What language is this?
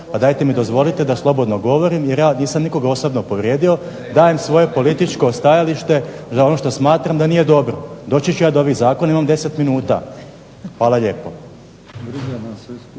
Croatian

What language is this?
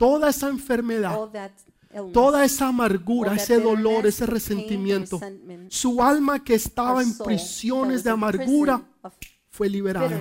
Spanish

